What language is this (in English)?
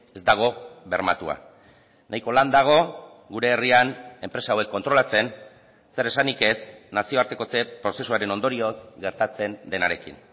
Basque